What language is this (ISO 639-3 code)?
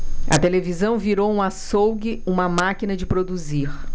por